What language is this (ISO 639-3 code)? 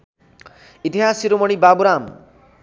nep